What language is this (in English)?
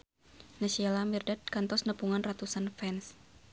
Sundanese